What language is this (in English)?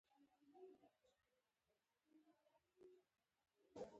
Pashto